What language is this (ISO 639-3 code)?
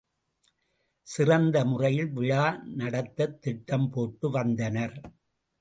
tam